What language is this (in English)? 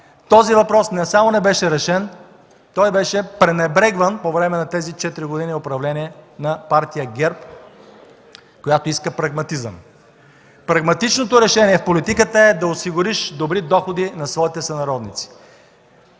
Bulgarian